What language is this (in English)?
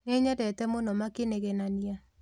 Kikuyu